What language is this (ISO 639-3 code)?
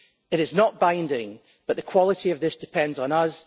eng